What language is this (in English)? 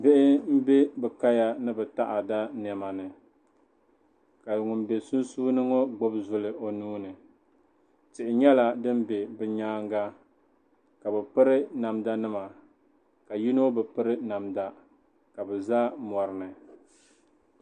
Dagbani